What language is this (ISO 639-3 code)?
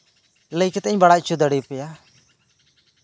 sat